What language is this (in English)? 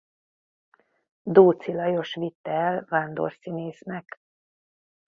Hungarian